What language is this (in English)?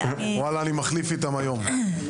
Hebrew